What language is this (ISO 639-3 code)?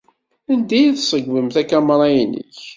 kab